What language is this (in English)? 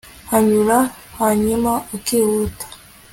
Kinyarwanda